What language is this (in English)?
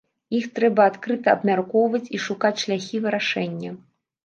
Belarusian